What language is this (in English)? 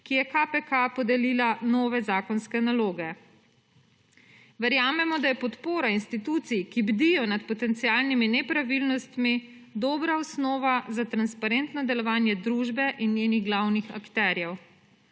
Slovenian